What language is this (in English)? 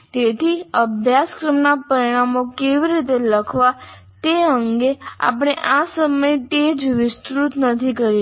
Gujarati